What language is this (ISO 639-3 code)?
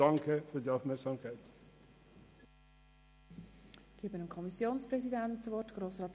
gsw